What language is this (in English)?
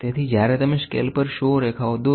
Gujarati